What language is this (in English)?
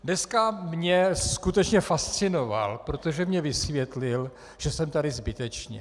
Czech